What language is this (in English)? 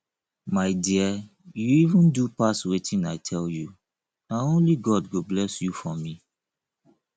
Nigerian Pidgin